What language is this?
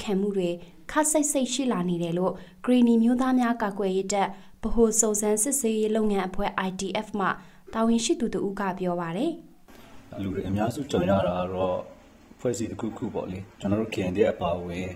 Vietnamese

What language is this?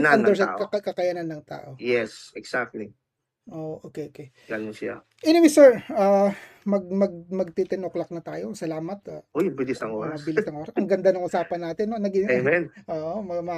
Filipino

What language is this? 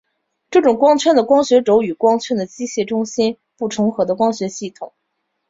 Chinese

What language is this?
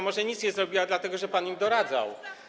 Polish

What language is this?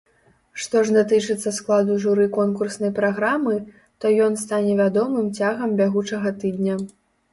Belarusian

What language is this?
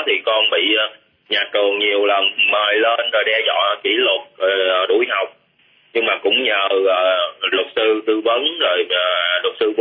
Vietnamese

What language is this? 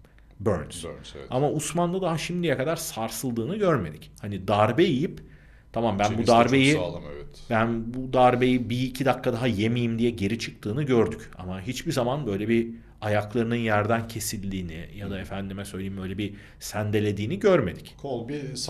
Turkish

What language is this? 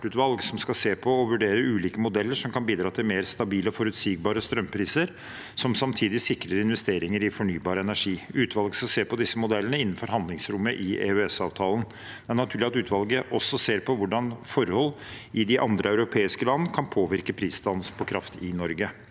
Norwegian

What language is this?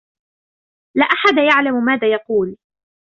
Arabic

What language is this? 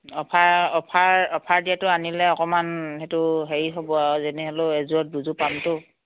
Assamese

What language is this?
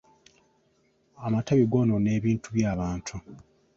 Ganda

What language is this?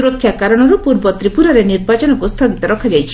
Odia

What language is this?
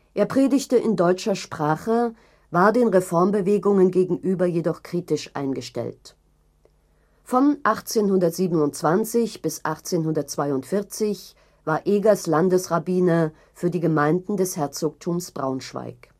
German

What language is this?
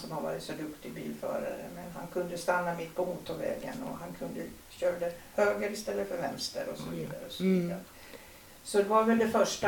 Swedish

